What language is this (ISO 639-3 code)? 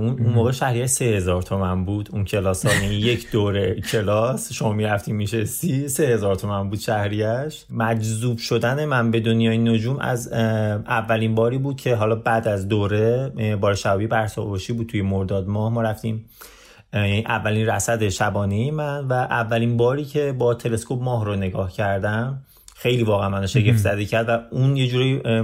fas